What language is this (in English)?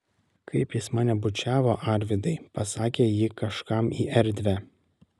Lithuanian